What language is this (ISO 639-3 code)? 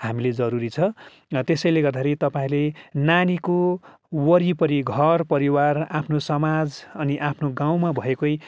nep